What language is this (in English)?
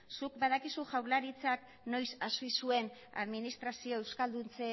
Basque